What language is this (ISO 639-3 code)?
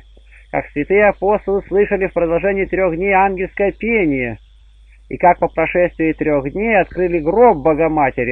rus